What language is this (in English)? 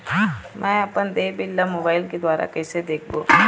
Chhattisgarhi